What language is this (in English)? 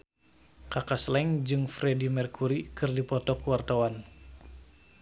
Sundanese